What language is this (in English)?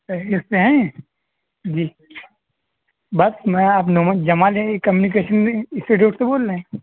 Urdu